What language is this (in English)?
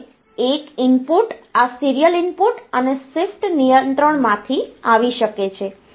Gujarati